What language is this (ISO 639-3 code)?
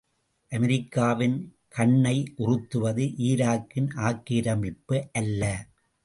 tam